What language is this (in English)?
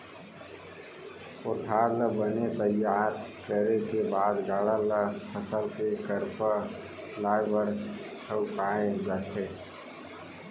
Chhattisgarhi